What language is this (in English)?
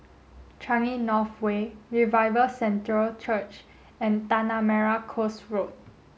English